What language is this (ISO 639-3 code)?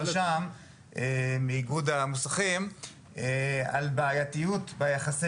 heb